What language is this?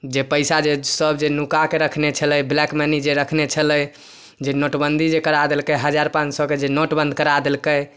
Maithili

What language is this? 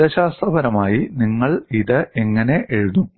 Malayalam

